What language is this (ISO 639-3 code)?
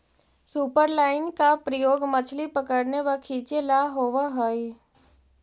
mag